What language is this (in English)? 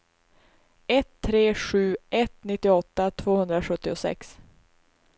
Swedish